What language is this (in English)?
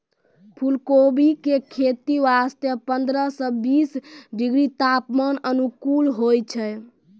Maithili